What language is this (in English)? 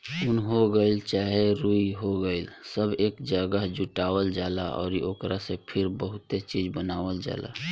Bhojpuri